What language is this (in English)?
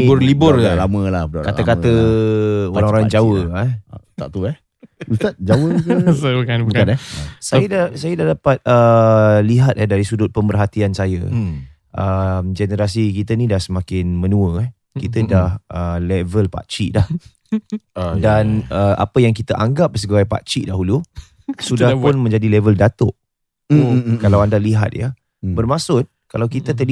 Malay